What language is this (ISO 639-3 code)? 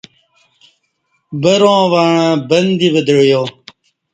bsh